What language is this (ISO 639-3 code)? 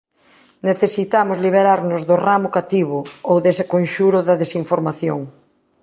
glg